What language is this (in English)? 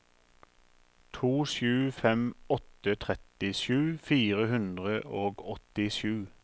Norwegian